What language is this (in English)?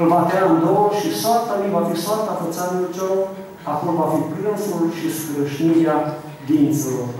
Romanian